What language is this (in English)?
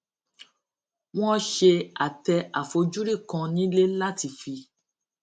Yoruba